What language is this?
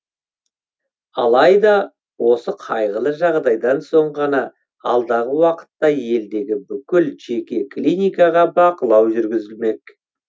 Kazakh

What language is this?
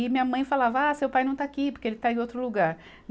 Portuguese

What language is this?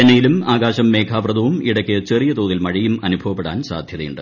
Malayalam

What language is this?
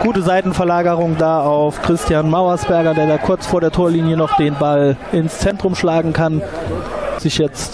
German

